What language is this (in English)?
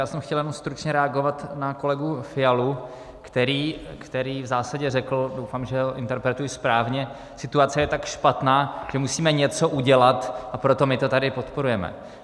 Czech